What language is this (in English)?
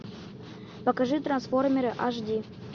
Russian